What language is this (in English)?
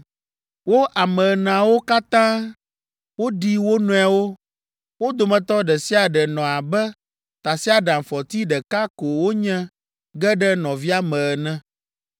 Ewe